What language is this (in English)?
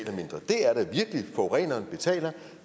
Danish